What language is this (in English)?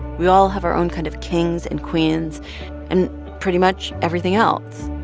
English